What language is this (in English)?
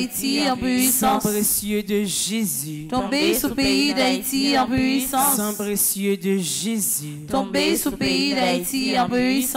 French